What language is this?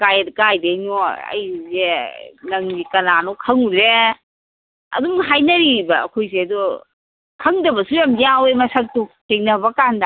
Manipuri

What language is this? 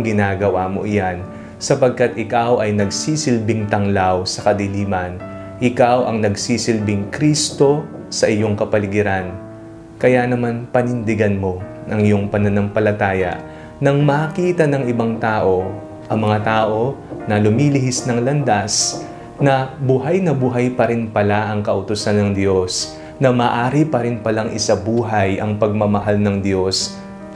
Filipino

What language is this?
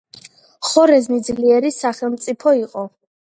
Georgian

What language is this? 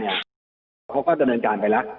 Thai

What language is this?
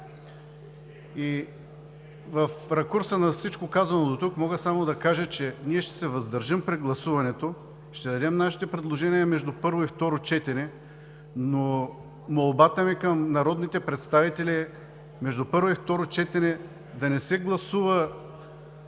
Bulgarian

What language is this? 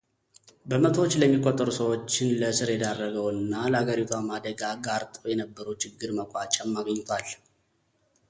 Amharic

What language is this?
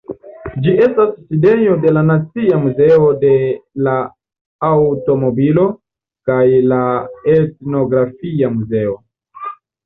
Esperanto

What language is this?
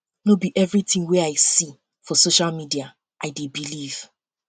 Nigerian Pidgin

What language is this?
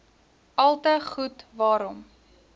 Afrikaans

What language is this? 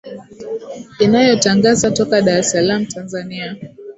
Swahili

